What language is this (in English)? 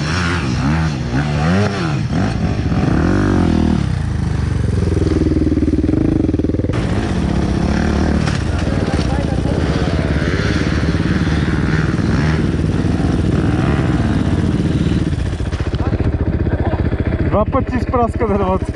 Bulgarian